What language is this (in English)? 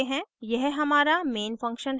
Hindi